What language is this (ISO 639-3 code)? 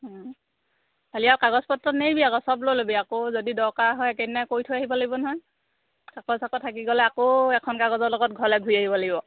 asm